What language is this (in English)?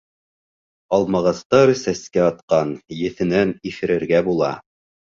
Bashkir